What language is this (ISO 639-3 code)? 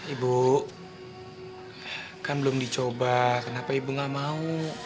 ind